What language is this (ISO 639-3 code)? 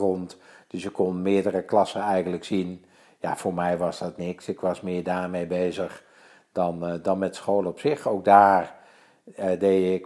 nld